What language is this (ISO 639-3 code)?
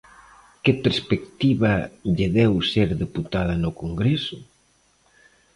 glg